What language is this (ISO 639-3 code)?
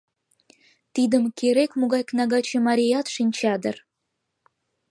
chm